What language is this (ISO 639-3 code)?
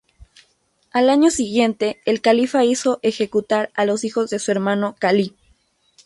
spa